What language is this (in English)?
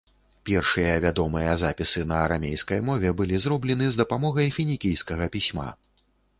Belarusian